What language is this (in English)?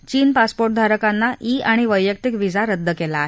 Marathi